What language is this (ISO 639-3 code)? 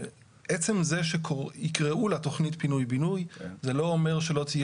heb